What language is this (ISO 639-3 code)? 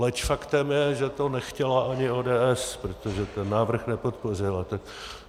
ces